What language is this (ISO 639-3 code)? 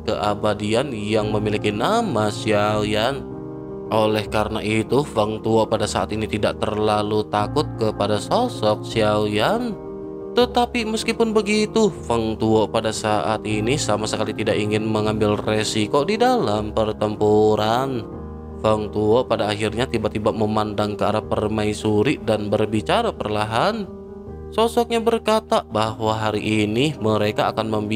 ind